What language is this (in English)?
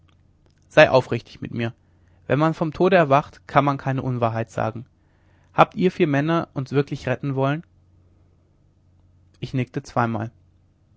German